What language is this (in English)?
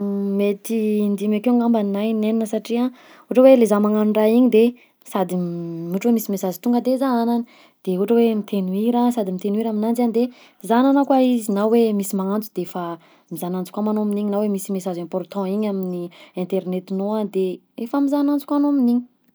Southern Betsimisaraka Malagasy